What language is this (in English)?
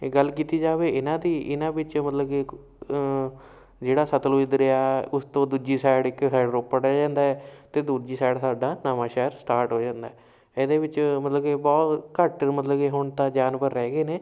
Punjabi